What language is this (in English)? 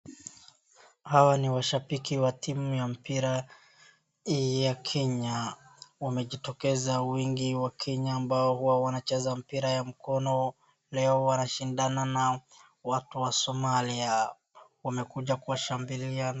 Swahili